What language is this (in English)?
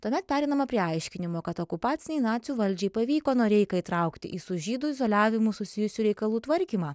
Lithuanian